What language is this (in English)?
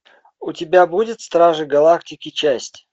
Russian